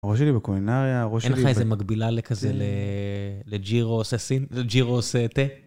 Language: Hebrew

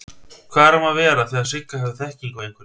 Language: Icelandic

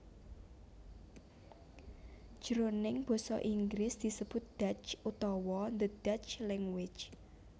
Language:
Javanese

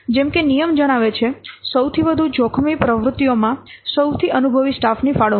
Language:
Gujarati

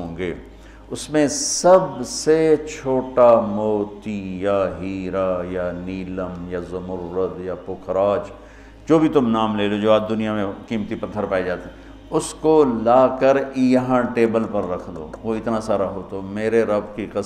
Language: Urdu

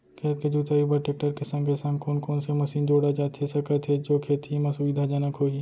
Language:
Chhattisgarhi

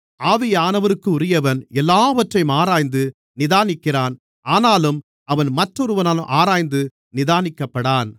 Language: Tamil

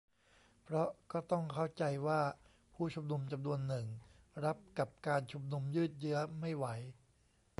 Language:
Thai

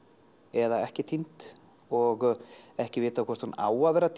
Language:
Icelandic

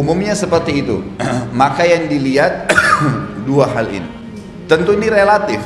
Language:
Indonesian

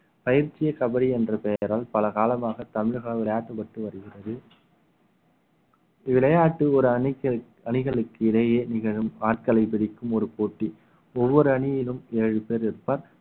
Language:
Tamil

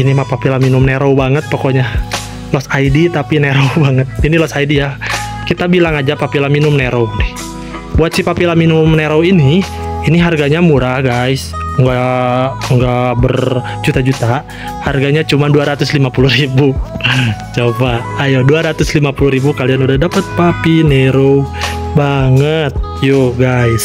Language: Indonesian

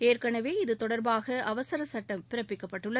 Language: Tamil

